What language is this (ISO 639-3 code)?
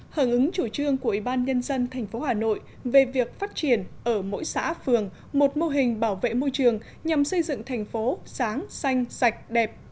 vie